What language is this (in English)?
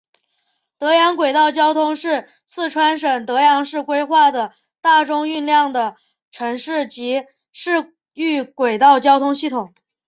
Chinese